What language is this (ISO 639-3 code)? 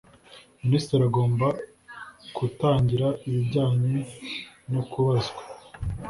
kin